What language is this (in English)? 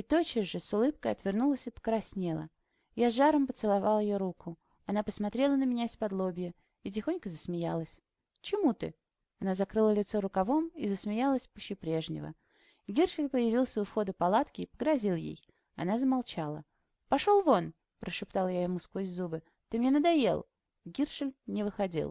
Russian